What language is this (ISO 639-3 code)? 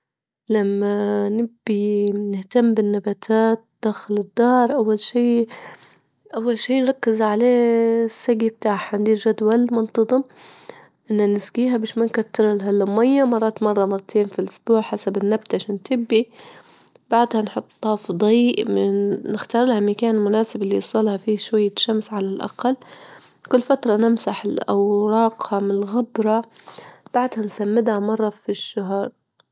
ayl